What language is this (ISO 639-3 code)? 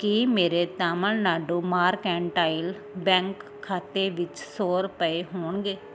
pan